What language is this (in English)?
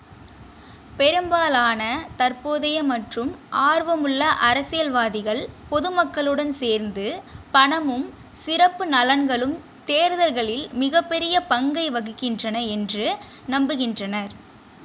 Tamil